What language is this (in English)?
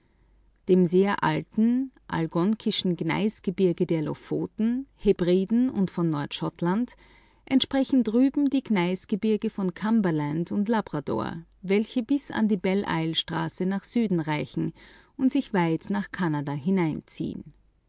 German